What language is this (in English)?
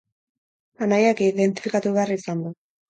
Basque